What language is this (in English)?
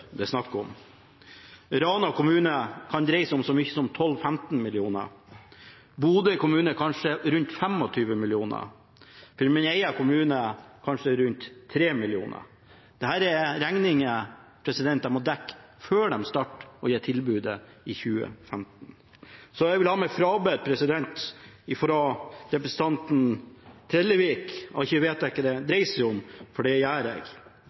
Norwegian Bokmål